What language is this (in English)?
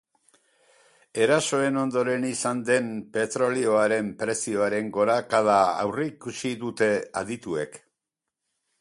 Basque